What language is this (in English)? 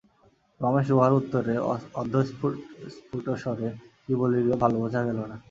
Bangla